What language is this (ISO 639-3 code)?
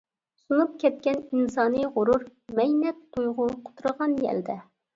uig